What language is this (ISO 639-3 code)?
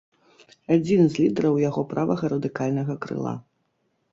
bel